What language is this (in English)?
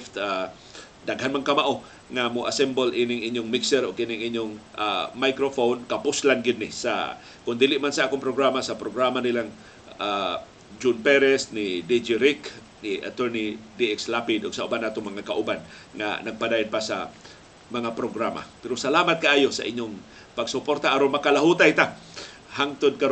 Filipino